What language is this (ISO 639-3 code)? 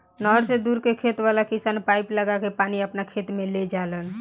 bho